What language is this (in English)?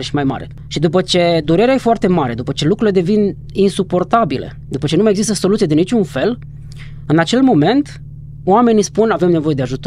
Romanian